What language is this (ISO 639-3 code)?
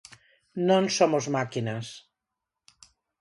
glg